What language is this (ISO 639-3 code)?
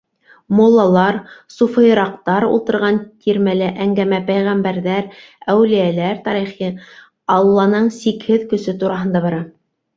bak